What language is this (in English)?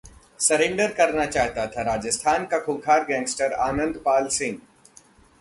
Hindi